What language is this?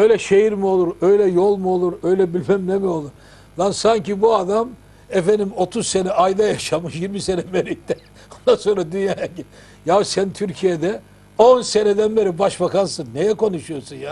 Turkish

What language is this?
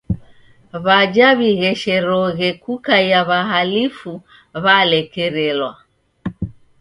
Taita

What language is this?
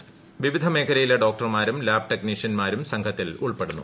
Malayalam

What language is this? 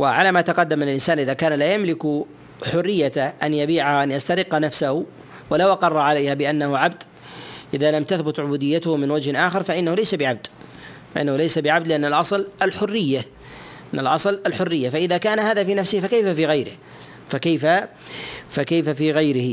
Arabic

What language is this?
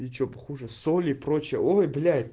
Russian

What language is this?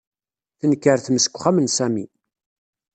Kabyle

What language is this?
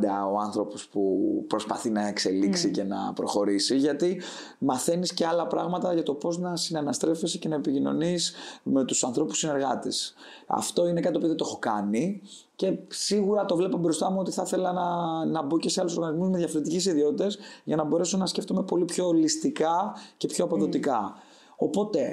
Greek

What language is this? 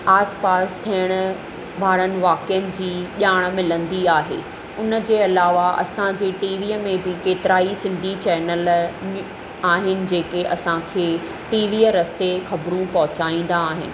Sindhi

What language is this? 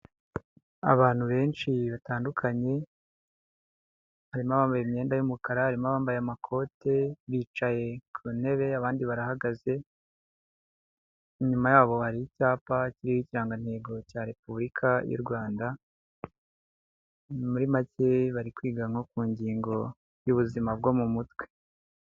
Kinyarwanda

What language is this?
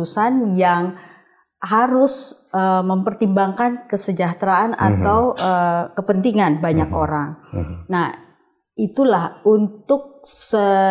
Indonesian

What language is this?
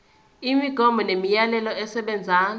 Zulu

